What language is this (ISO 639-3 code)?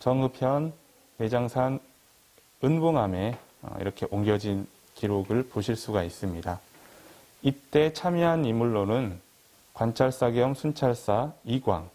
kor